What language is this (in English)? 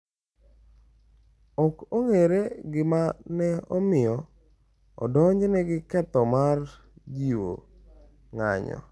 Luo (Kenya and Tanzania)